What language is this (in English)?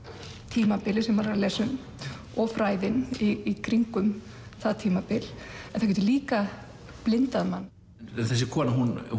Icelandic